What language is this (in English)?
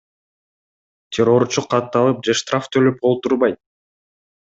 Kyrgyz